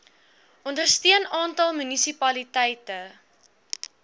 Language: Afrikaans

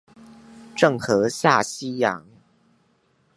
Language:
Chinese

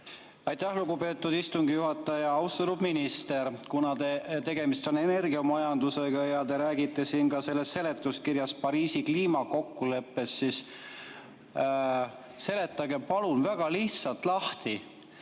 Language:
Estonian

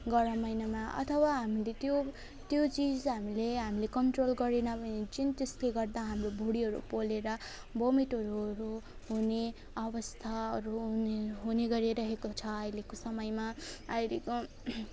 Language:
Nepali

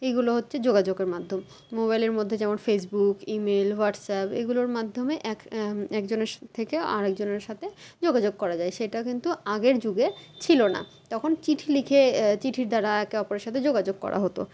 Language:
Bangla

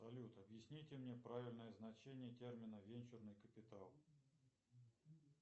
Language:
Russian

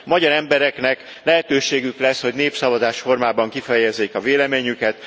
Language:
Hungarian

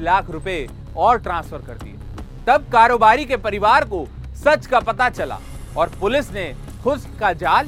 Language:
Hindi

